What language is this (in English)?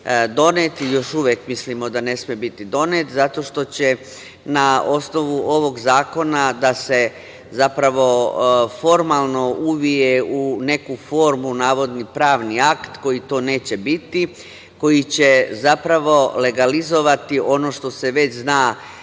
Serbian